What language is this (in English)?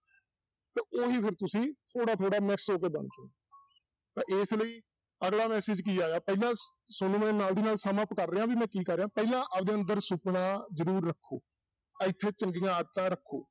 Punjabi